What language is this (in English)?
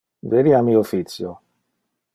Interlingua